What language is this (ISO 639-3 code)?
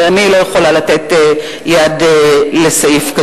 heb